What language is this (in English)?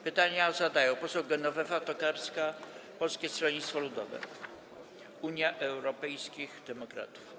Polish